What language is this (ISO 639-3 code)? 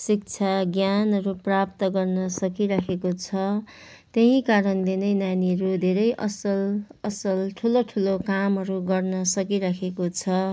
nep